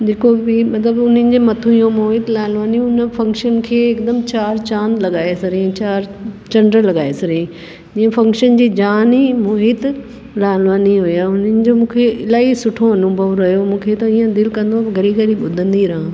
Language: Sindhi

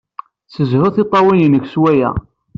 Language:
Kabyle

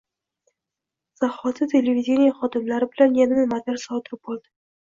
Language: Uzbek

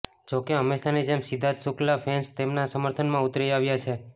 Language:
Gujarati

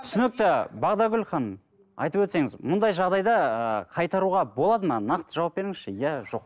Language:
Kazakh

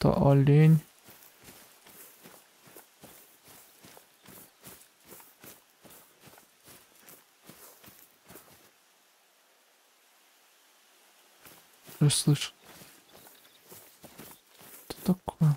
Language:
Russian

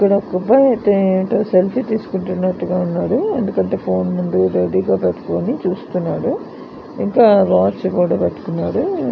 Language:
Telugu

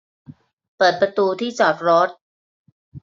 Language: Thai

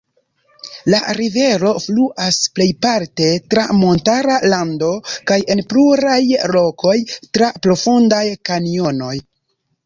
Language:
Esperanto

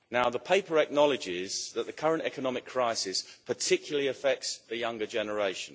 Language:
English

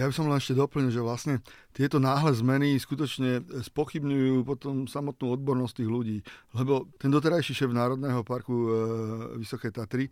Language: Slovak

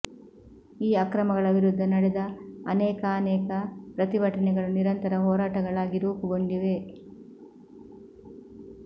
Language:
Kannada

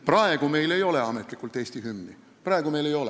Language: Estonian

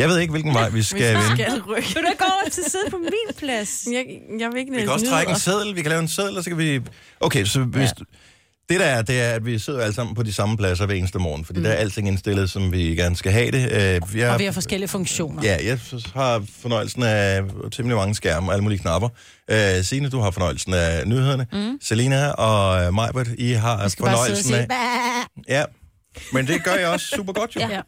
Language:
Danish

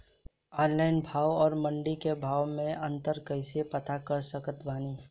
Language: Bhojpuri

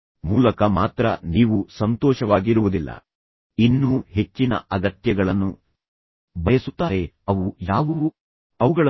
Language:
Kannada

